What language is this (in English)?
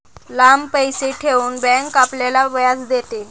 Marathi